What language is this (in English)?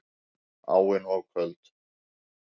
Icelandic